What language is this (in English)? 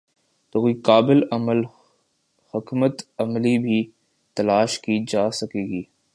Urdu